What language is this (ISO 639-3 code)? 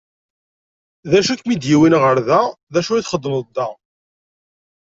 kab